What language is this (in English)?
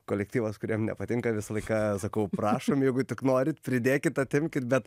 Lithuanian